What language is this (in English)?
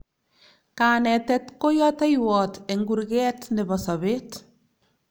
Kalenjin